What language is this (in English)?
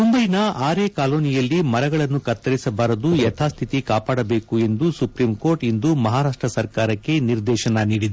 Kannada